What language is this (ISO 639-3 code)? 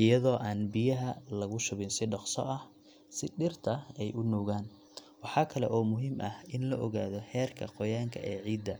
som